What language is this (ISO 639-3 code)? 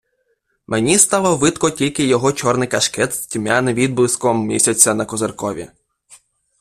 ukr